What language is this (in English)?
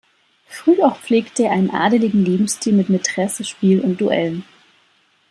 German